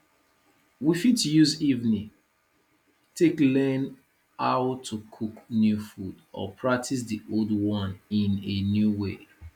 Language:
Nigerian Pidgin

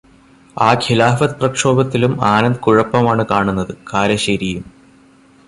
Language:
Malayalam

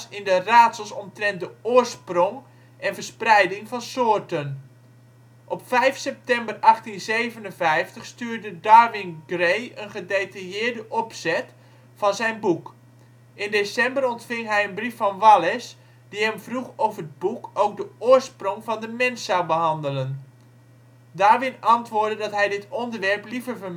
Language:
Dutch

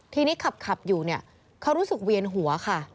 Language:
Thai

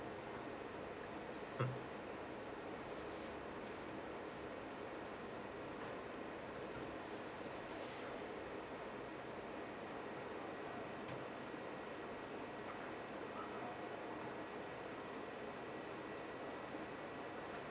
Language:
English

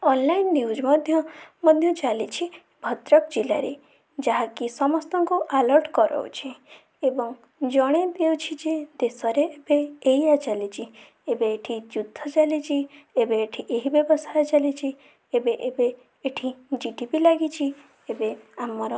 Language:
Odia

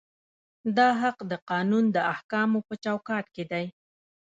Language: Pashto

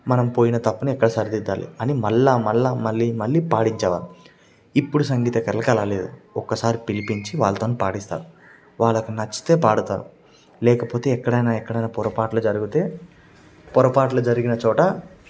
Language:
Telugu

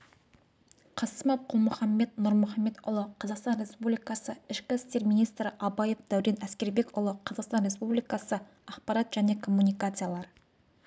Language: Kazakh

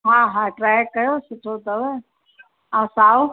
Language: Sindhi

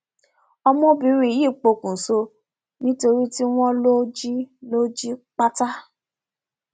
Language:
Yoruba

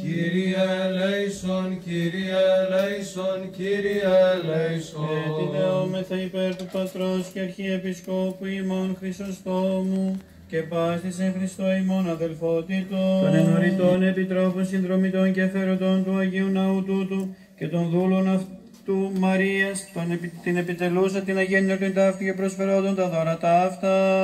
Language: Greek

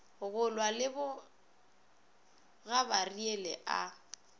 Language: Northern Sotho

